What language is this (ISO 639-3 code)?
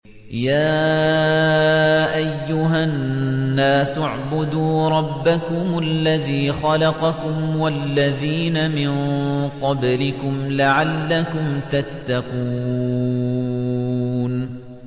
ara